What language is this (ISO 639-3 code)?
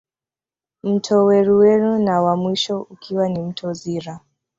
swa